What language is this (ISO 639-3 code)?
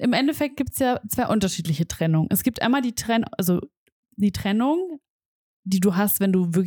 deu